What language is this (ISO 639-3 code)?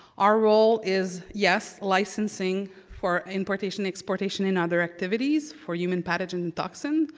eng